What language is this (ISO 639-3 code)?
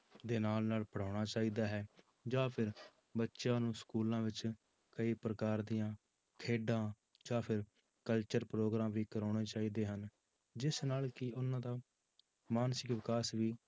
pan